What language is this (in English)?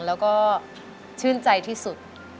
Thai